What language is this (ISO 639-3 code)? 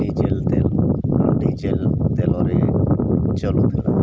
ori